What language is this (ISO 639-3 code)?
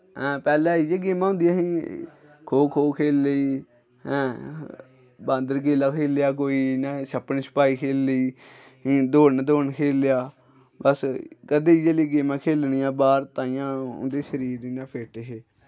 doi